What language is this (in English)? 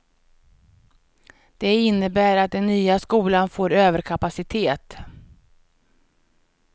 Swedish